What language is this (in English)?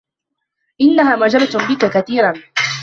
Arabic